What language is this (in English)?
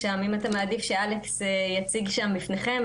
Hebrew